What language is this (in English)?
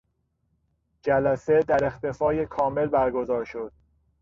Persian